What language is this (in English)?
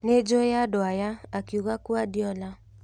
Kikuyu